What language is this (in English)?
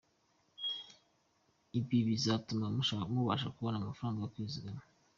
Kinyarwanda